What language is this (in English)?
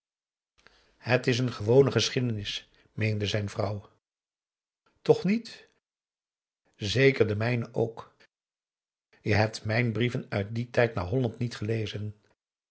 Dutch